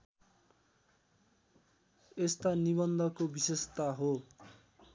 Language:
Nepali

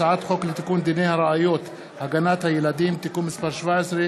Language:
Hebrew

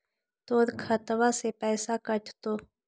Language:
Magahi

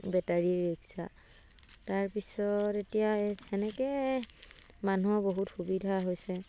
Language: Assamese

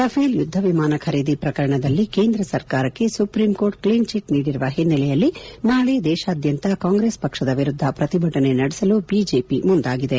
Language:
Kannada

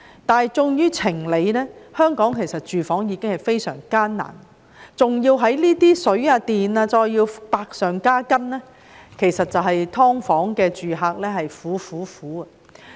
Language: Cantonese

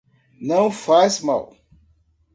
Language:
Portuguese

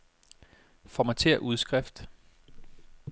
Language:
Danish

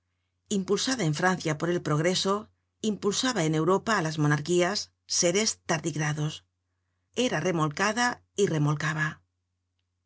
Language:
Spanish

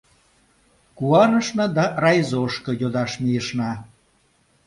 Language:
Mari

